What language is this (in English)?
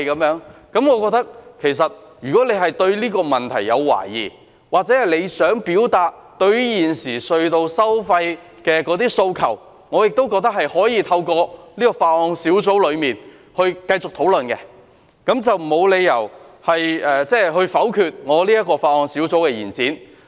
Cantonese